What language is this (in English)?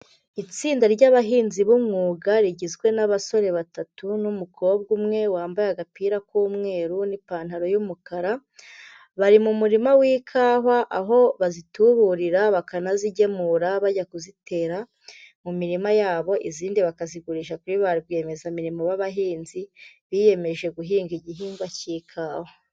Kinyarwanda